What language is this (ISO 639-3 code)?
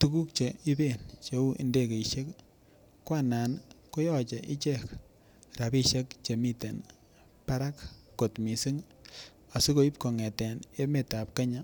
kln